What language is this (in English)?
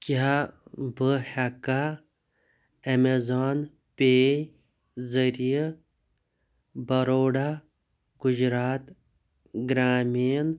Kashmiri